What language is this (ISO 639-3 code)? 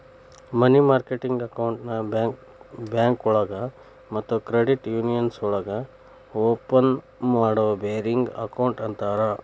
kan